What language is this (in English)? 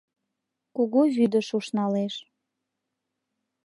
Mari